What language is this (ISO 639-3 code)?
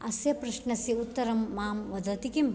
san